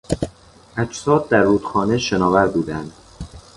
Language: Persian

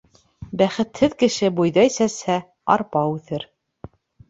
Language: Bashkir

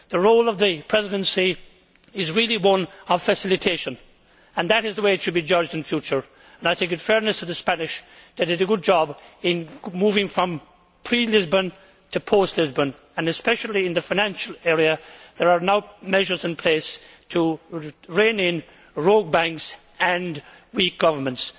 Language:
English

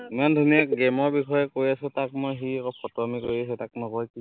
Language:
Assamese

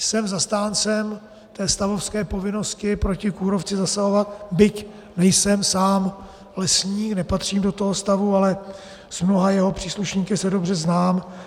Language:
Czech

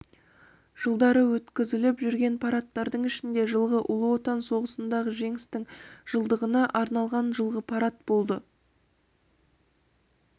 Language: Kazakh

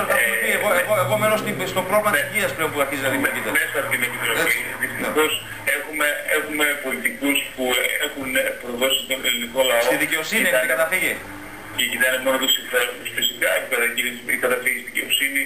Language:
Greek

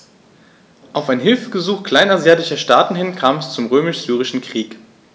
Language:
German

